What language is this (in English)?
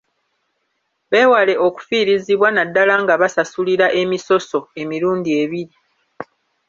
Ganda